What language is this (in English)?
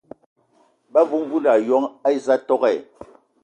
Ewondo